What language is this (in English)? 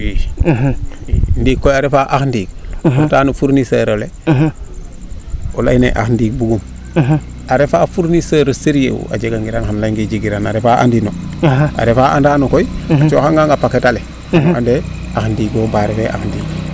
Serer